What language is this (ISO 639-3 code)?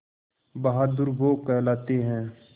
hin